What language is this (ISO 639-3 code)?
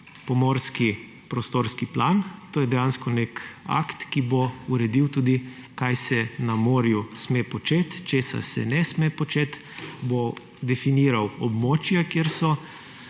slv